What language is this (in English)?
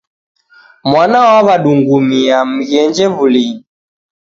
Taita